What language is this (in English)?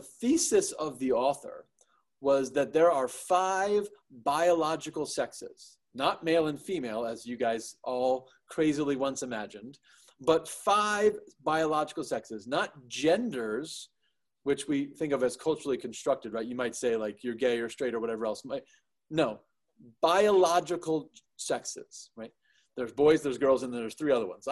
English